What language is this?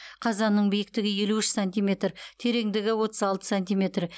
Kazakh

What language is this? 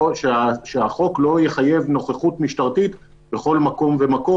Hebrew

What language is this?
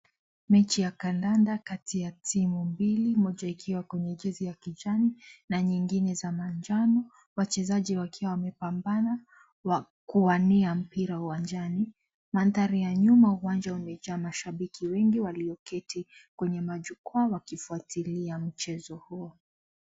Swahili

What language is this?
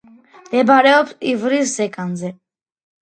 Georgian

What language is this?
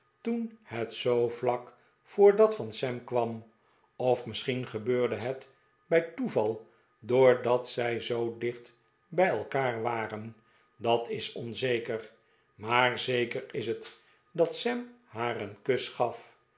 Dutch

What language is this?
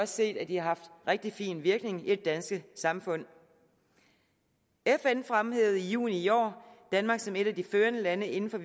Danish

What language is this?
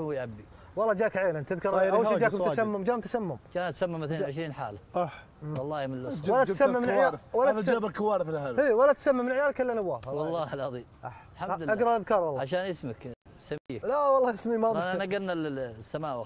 Arabic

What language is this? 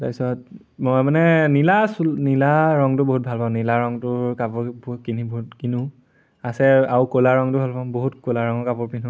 Assamese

